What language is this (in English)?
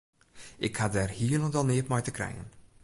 Western Frisian